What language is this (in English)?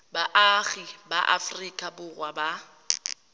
Tswana